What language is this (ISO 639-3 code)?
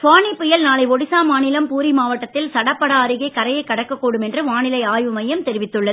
tam